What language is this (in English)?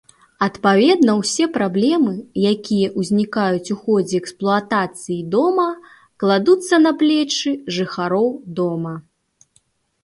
Belarusian